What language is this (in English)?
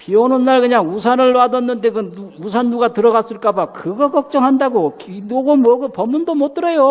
Korean